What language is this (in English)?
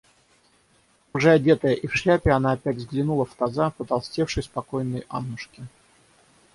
Russian